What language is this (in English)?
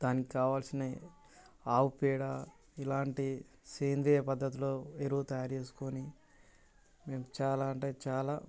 Telugu